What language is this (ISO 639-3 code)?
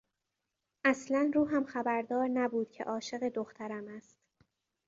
fas